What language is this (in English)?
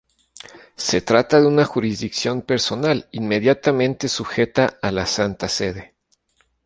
Spanish